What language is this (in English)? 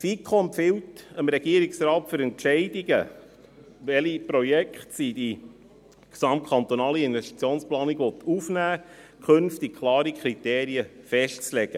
Swiss German